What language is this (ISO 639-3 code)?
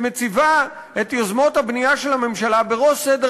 heb